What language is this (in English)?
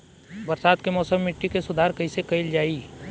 Bhojpuri